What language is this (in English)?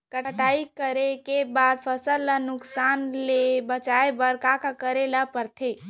Chhattisgarhi